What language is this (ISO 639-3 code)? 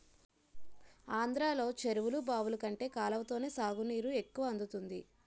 tel